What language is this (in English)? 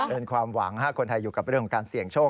Thai